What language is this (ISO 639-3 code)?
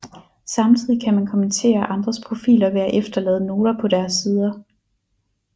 dan